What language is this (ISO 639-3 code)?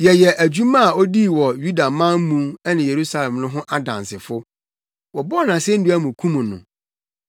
aka